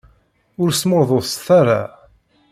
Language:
Kabyle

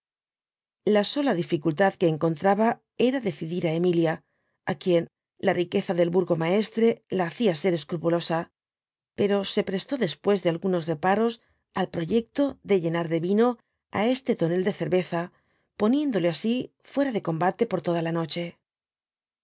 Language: Spanish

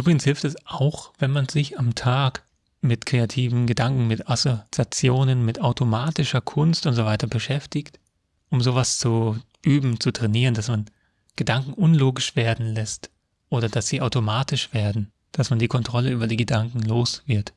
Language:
German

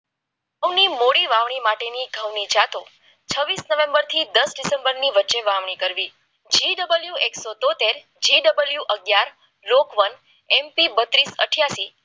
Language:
Gujarati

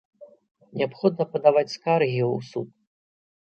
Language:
Belarusian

